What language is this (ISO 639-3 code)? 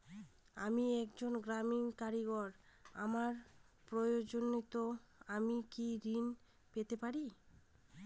ben